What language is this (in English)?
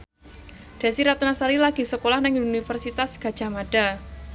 Javanese